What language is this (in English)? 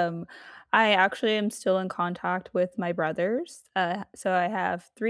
English